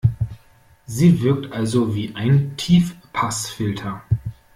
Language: German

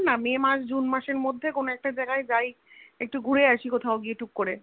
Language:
Bangla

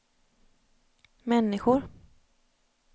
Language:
Swedish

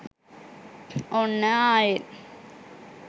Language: Sinhala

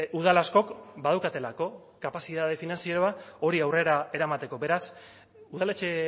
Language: Basque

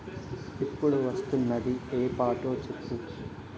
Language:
Telugu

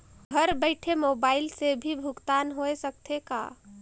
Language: Chhattisgarhi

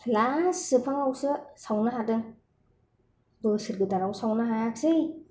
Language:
Bodo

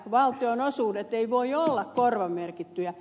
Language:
Finnish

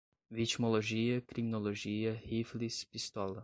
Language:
Portuguese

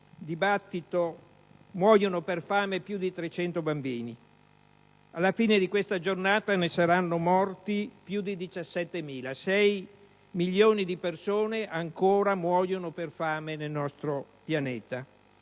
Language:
Italian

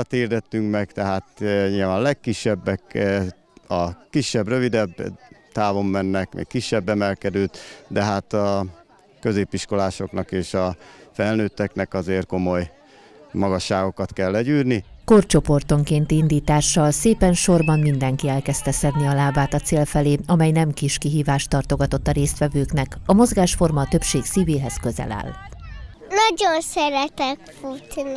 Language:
Hungarian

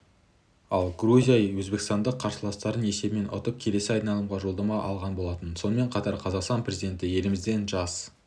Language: Kazakh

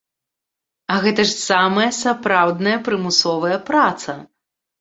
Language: Belarusian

